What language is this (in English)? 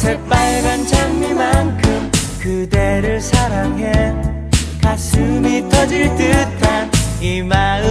Korean